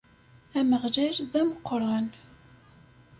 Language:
Kabyle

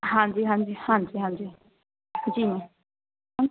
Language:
Punjabi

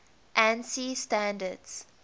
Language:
English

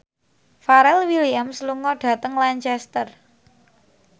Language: Javanese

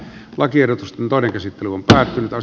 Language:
Finnish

